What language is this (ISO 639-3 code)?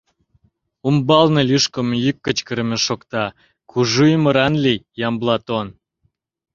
chm